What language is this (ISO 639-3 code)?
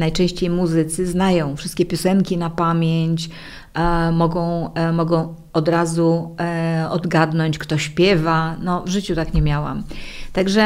pol